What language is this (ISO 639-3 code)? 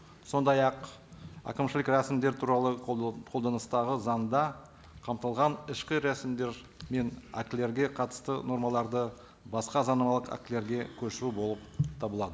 kaz